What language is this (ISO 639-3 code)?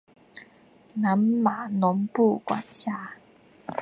zho